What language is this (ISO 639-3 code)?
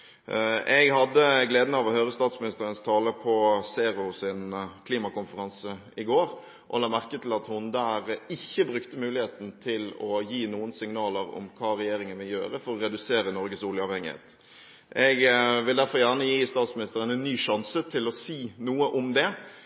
nob